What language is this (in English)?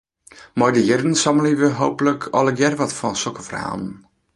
Western Frisian